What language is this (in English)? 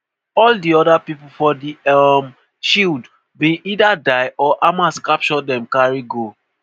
Nigerian Pidgin